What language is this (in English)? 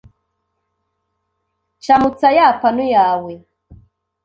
Kinyarwanda